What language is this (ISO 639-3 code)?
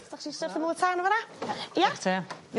cym